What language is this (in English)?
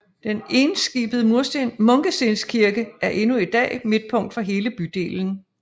Danish